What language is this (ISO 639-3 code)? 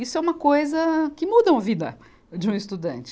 por